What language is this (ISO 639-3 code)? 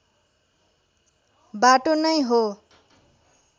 nep